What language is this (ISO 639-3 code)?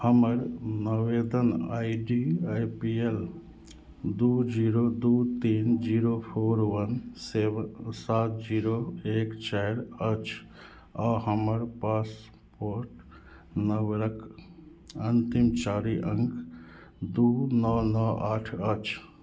mai